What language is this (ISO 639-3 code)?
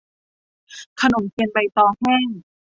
tha